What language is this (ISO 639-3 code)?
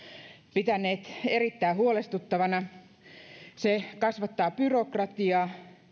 fin